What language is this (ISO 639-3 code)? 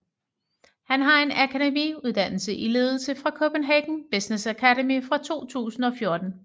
dan